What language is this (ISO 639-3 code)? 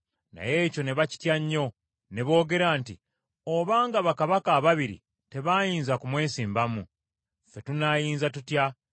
lug